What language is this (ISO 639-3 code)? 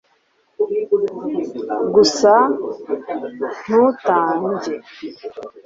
kin